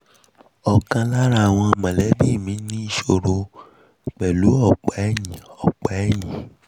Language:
Yoruba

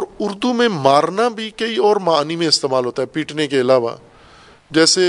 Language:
Urdu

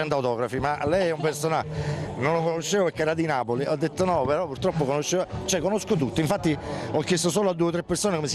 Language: Italian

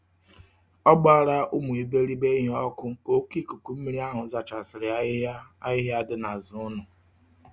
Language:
Igbo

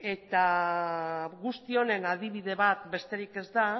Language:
Basque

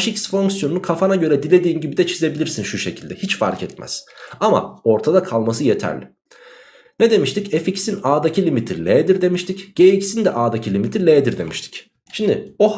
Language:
Turkish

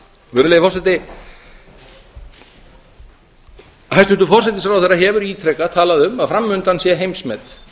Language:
Icelandic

